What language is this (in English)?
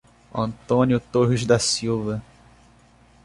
Portuguese